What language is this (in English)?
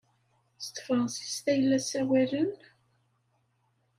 Kabyle